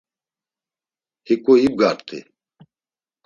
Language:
Laz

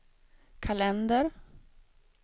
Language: Swedish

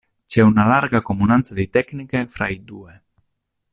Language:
Italian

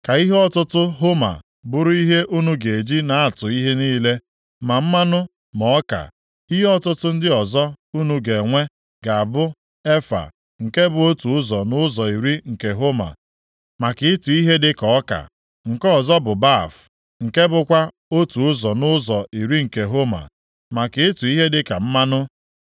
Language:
Igbo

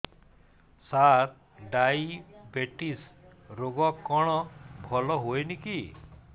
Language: Odia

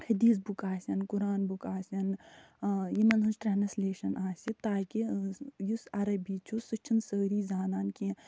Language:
Kashmiri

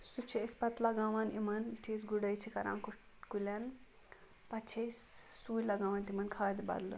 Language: Kashmiri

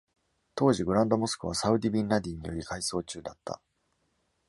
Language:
Japanese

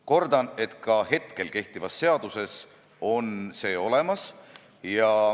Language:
Estonian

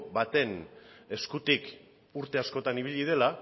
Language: Basque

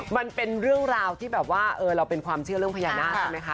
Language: Thai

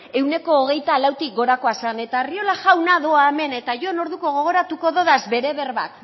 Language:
Basque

